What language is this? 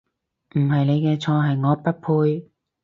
Cantonese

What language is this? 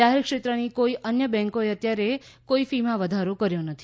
Gujarati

